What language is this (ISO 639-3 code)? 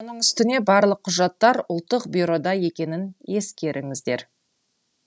kaz